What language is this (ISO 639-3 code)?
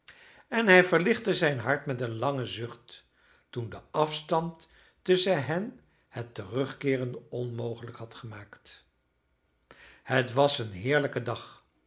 nld